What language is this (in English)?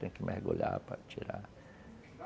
Portuguese